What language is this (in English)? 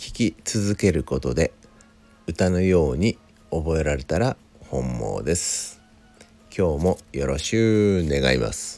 Japanese